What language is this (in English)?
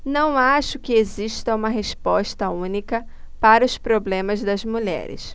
Portuguese